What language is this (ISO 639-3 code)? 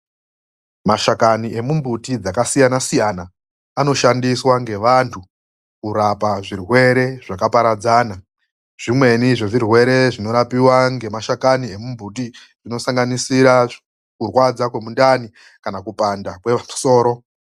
ndc